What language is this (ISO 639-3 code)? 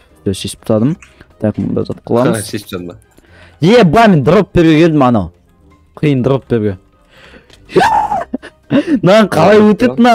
tur